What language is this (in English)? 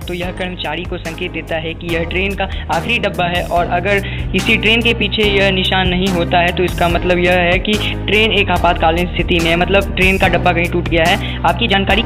Hindi